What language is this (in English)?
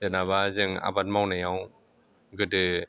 Bodo